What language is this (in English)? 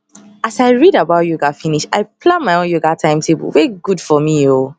Nigerian Pidgin